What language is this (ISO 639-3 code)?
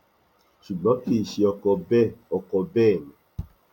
yor